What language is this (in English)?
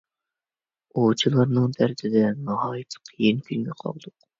Uyghur